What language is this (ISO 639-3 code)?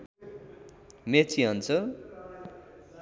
nep